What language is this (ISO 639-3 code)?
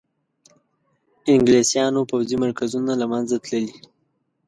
pus